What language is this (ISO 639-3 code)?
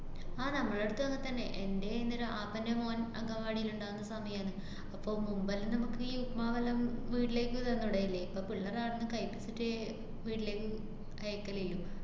mal